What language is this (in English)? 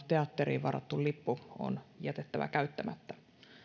Finnish